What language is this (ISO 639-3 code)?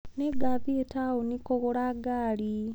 kik